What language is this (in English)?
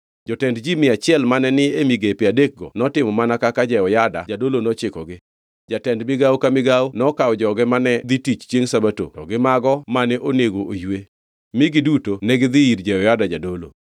Luo (Kenya and Tanzania)